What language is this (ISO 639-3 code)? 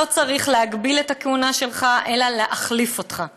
heb